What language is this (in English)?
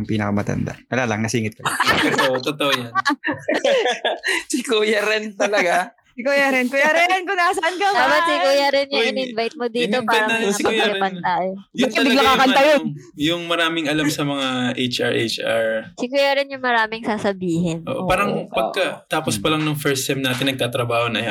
Filipino